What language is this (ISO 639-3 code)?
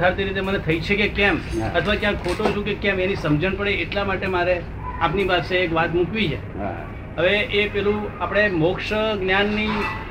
guj